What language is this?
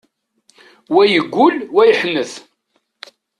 Kabyle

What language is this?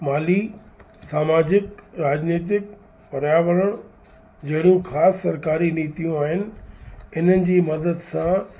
Sindhi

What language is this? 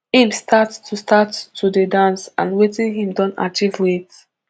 Nigerian Pidgin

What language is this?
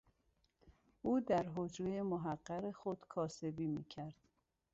Persian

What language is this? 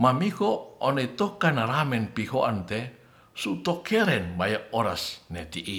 Ratahan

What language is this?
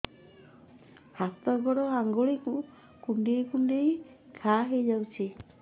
Odia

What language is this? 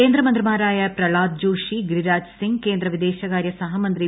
Malayalam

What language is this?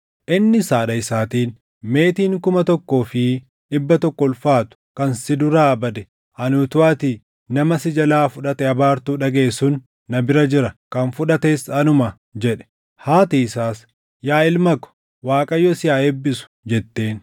Oromo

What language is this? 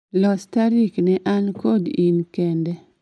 Luo (Kenya and Tanzania)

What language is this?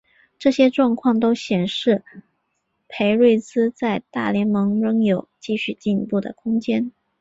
Chinese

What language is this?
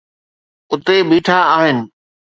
Sindhi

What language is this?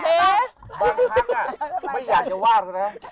Thai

